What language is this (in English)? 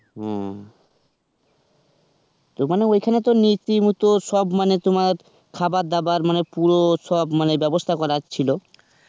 Bangla